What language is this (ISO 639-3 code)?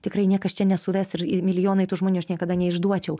lit